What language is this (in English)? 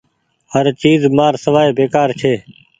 Goaria